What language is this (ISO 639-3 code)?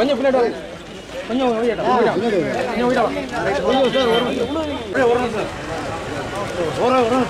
tam